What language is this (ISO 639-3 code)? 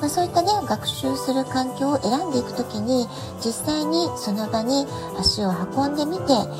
jpn